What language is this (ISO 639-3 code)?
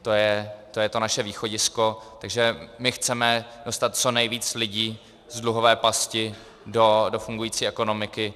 ces